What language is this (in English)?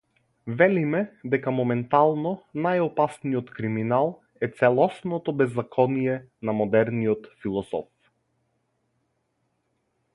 Macedonian